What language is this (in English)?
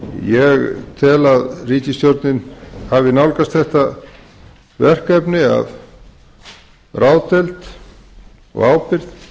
Icelandic